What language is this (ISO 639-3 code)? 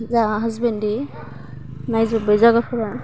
brx